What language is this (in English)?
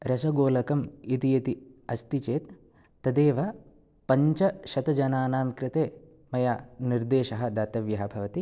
Sanskrit